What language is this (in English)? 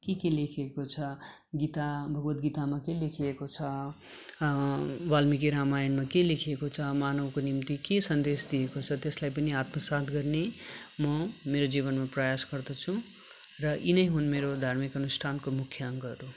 Nepali